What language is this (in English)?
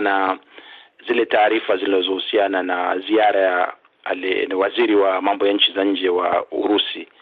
Swahili